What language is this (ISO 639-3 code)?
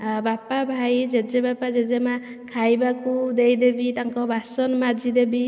ori